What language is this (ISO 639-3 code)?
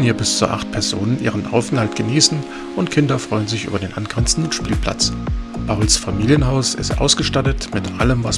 deu